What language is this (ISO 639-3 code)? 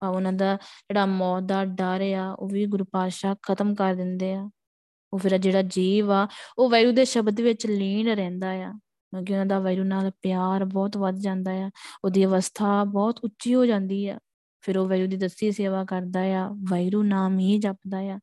pan